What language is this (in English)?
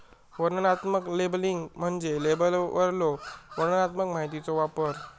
Marathi